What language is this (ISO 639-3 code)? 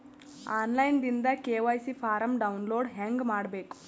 kan